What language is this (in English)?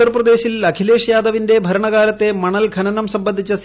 Malayalam